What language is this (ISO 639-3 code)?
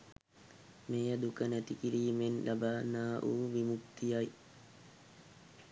sin